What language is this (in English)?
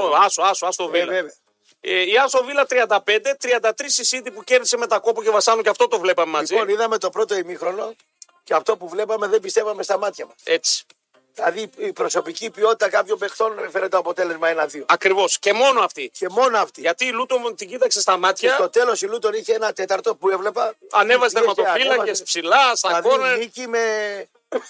Greek